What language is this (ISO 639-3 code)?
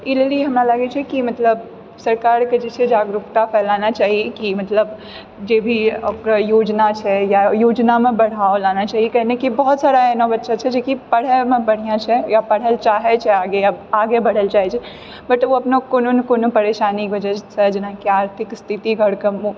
mai